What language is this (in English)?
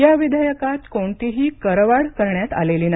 Marathi